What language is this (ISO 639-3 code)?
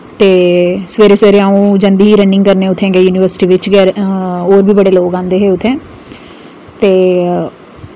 doi